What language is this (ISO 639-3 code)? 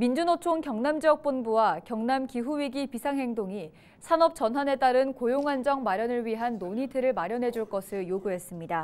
kor